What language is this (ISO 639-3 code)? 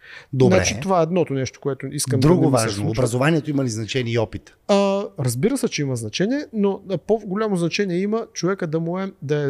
bul